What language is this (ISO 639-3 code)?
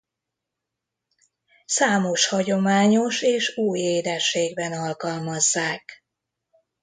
hun